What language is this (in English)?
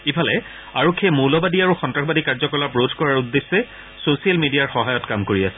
Assamese